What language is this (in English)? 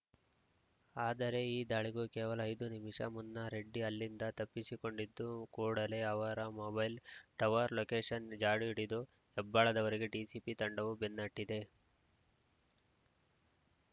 Kannada